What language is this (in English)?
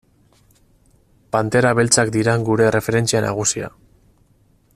Basque